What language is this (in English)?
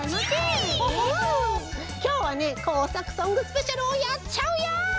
Japanese